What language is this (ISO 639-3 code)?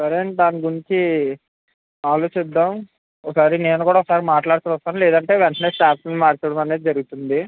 tel